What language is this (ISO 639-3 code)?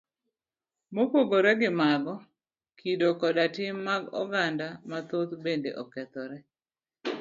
luo